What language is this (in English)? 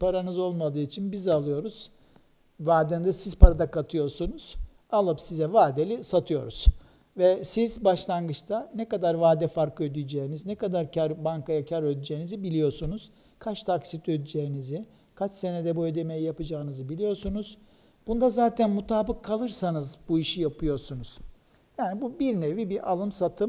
Turkish